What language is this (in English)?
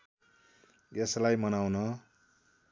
Nepali